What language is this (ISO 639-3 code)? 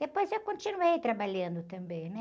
por